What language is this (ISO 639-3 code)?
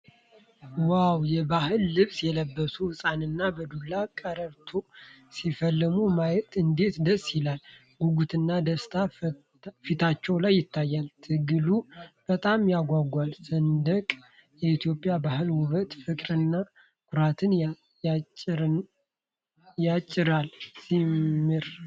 amh